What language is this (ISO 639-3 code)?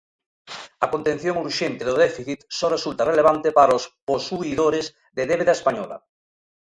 glg